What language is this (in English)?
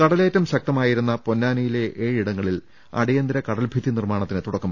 Malayalam